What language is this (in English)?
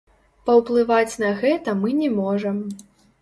Belarusian